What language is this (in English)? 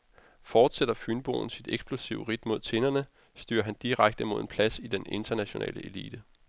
Danish